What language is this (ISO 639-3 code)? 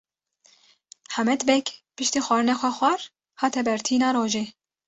kur